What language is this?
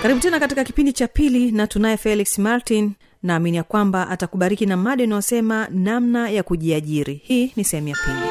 Swahili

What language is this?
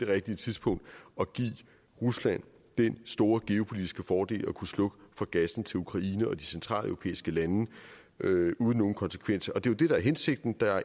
Danish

